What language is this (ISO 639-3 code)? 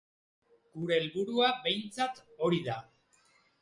eus